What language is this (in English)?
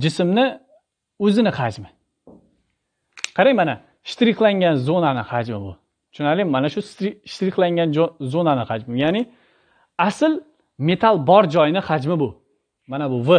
Turkish